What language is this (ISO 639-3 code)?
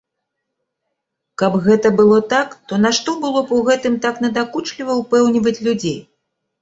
bel